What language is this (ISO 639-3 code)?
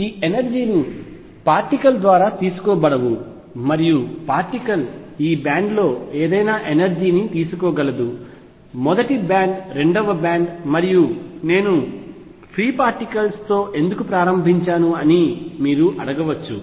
tel